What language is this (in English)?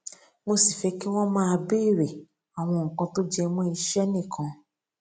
Yoruba